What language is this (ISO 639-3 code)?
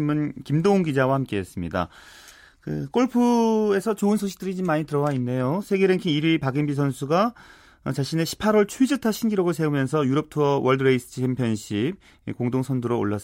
kor